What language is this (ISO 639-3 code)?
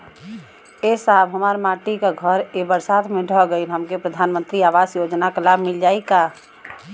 bho